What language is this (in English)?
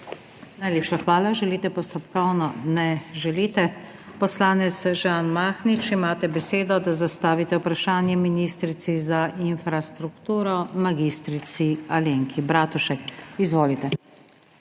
Slovenian